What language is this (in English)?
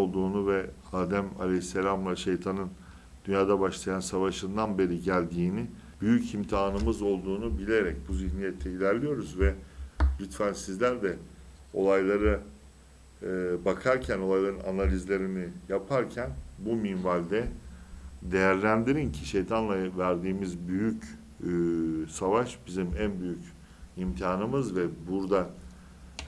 Turkish